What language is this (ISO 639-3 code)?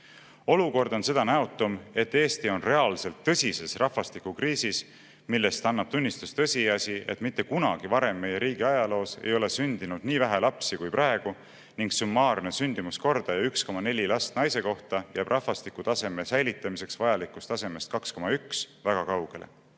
est